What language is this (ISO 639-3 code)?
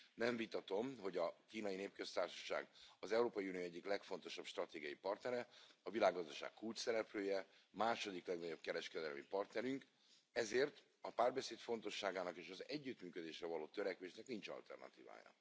hun